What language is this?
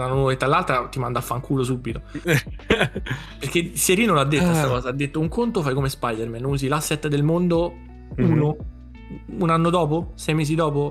Italian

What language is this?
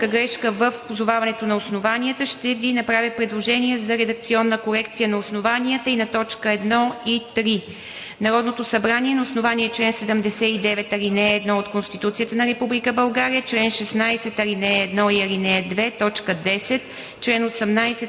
Bulgarian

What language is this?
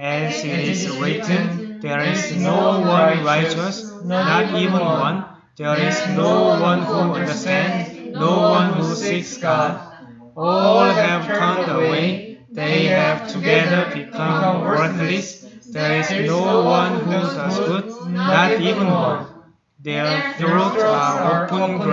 Korean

